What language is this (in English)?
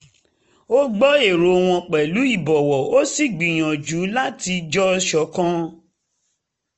Yoruba